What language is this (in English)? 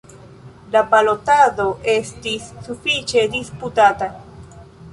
Esperanto